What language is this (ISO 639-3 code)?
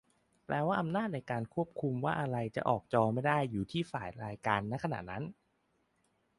tha